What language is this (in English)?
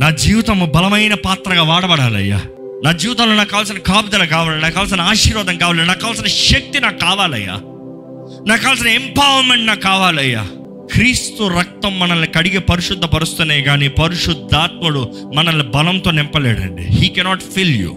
Telugu